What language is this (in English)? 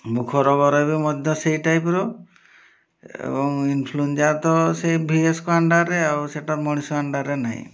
Odia